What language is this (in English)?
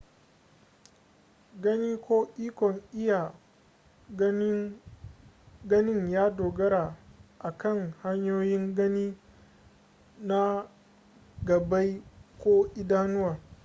Hausa